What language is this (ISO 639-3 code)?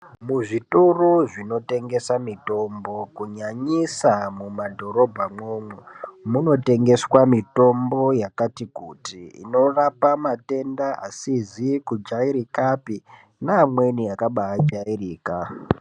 ndc